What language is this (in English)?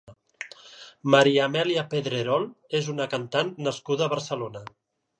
Catalan